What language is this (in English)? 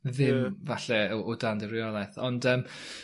Welsh